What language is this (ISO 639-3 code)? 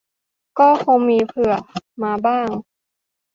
tha